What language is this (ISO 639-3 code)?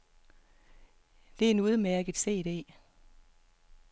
dan